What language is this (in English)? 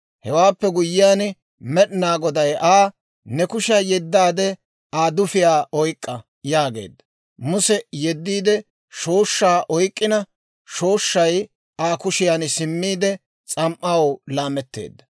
Dawro